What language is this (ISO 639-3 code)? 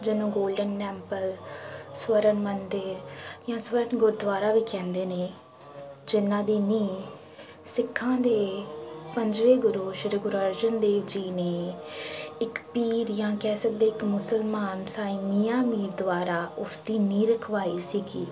pan